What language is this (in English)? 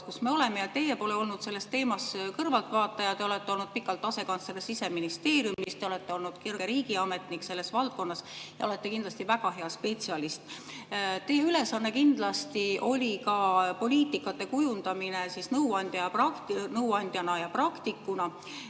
Estonian